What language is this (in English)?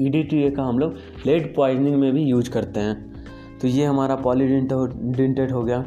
Hindi